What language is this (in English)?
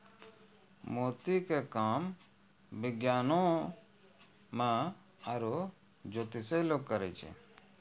Maithili